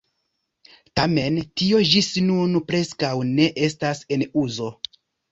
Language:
Esperanto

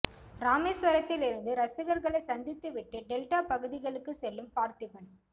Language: Tamil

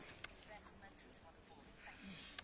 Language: Hungarian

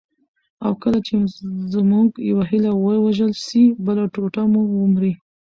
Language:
Pashto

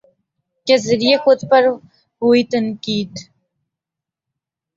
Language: Urdu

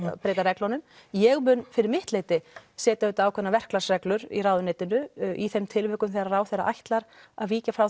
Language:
Icelandic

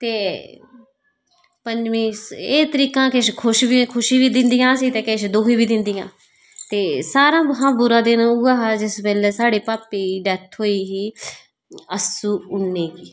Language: Dogri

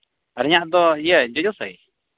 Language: Santali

